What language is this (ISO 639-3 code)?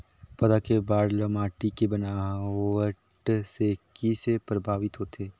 hne